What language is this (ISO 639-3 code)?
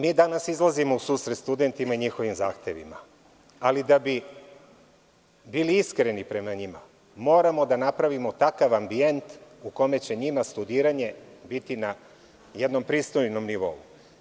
srp